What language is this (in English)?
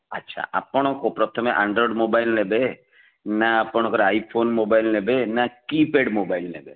Odia